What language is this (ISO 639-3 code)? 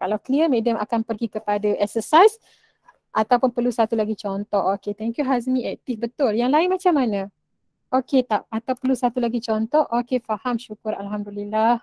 msa